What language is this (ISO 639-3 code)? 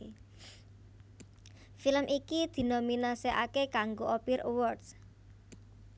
jav